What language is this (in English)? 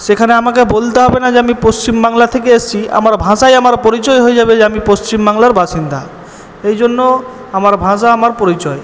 Bangla